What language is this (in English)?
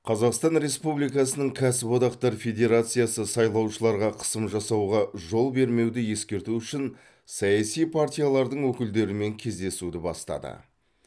Kazakh